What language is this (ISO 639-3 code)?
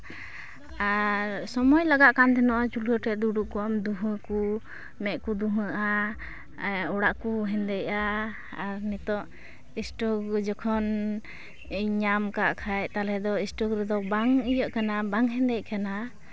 sat